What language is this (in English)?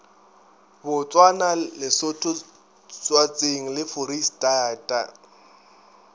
Northern Sotho